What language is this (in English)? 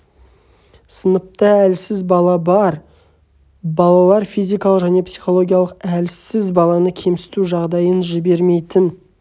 Kazakh